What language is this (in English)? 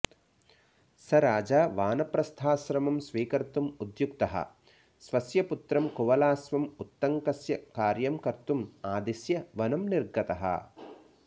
Sanskrit